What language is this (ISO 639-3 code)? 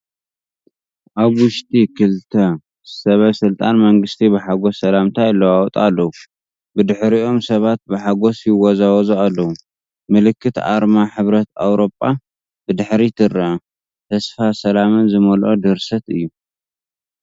tir